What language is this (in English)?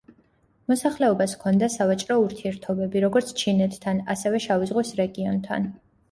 Georgian